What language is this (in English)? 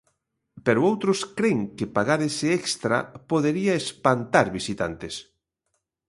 Galician